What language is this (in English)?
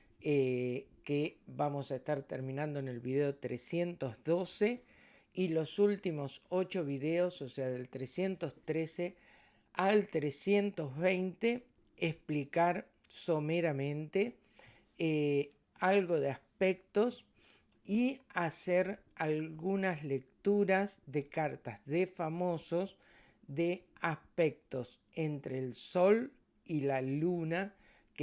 Spanish